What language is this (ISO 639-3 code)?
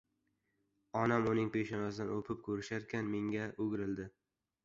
uzb